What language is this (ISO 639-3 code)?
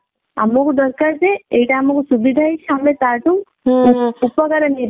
ori